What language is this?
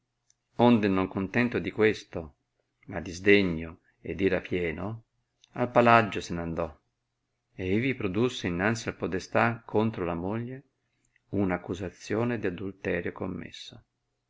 Italian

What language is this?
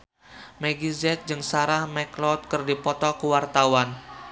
Sundanese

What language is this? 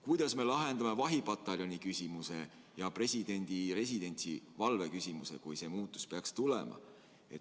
Estonian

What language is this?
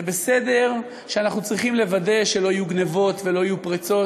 Hebrew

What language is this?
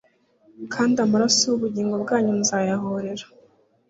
Kinyarwanda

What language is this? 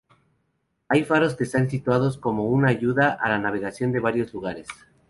Spanish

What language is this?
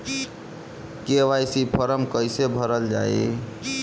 Bhojpuri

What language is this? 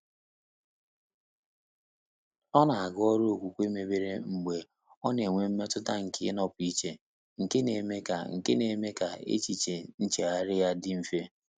Igbo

